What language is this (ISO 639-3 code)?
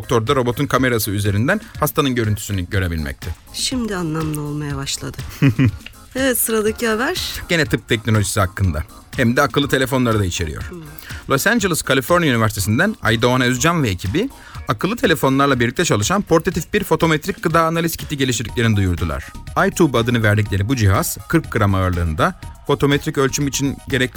tur